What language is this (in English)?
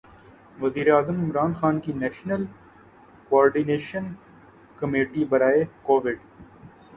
Urdu